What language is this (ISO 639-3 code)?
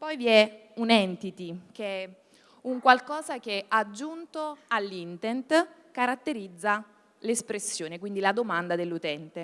ita